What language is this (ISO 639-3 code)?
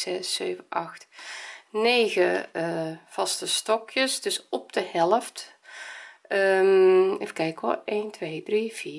nld